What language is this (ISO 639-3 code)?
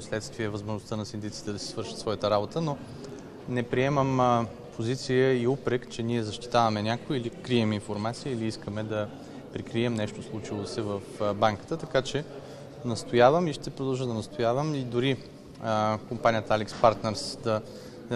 fra